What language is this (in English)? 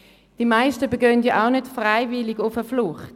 Swiss German